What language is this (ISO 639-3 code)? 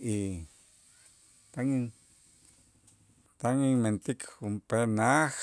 itz